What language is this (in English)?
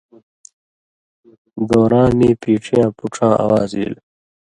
Indus Kohistani